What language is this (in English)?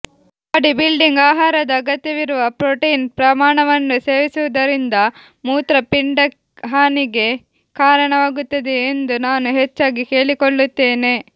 Kannada